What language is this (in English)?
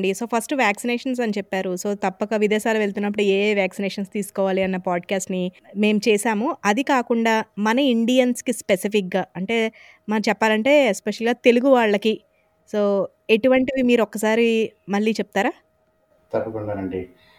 Telugu